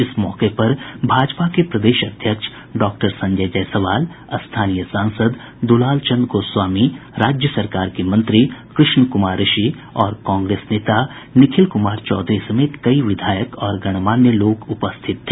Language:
Hindi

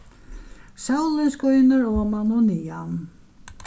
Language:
Faroese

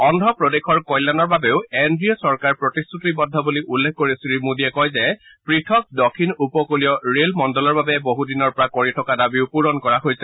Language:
Assamese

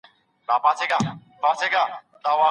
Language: Pashto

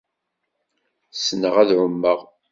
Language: Kabyle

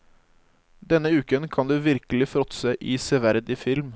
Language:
Norwegian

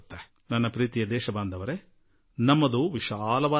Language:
Kannada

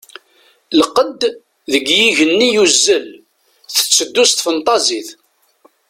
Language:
Kabyle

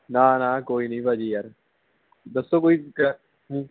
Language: Punjabi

